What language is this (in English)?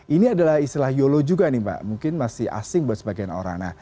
Indonesian